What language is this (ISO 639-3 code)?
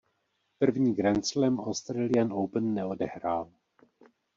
ces